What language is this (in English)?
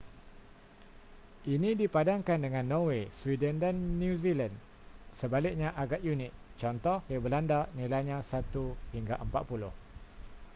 Malay